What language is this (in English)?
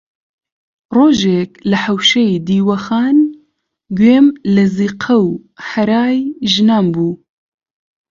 Central Kurdish